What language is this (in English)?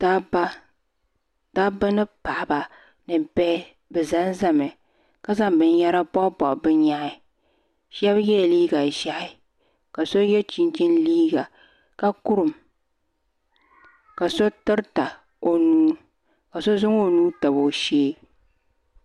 Dagbani